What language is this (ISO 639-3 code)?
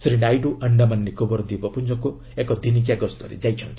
ori